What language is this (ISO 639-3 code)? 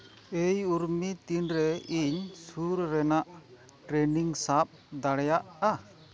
sat